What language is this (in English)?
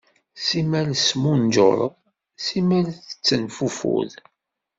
Kabyle